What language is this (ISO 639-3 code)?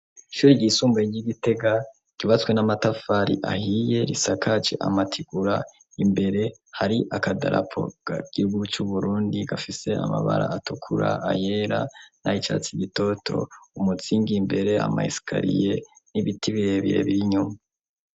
run